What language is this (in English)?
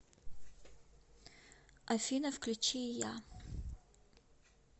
Russian